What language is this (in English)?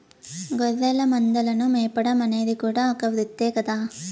Telugu